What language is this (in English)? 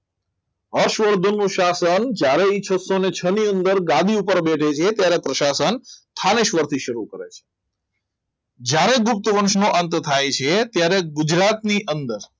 Gujarati